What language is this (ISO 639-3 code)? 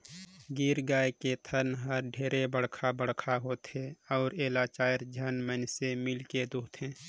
hne